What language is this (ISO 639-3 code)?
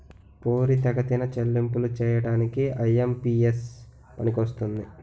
tel